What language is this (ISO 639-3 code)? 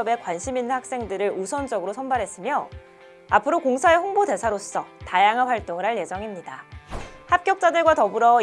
kor